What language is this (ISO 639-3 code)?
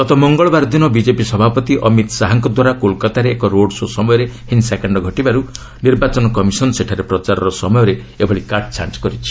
ori